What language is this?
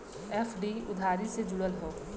Bhojpuri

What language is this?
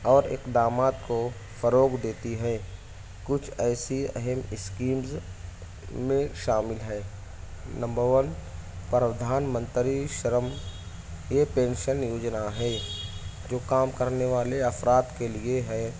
Urdu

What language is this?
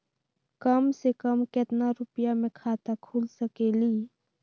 Magahi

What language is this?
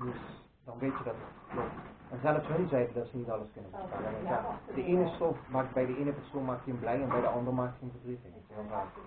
Dutch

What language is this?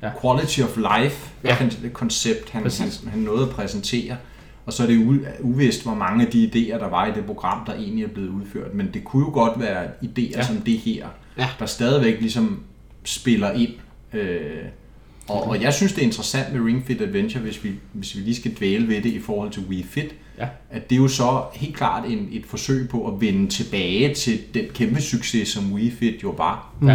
Danish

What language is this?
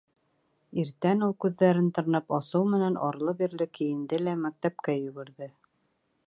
Bashkir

